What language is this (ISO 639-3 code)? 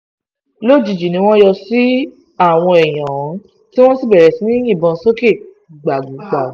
yor